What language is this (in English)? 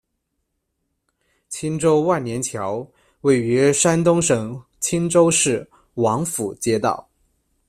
Chinese